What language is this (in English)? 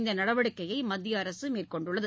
Tamil